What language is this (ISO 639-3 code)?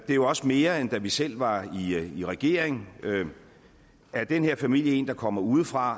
dan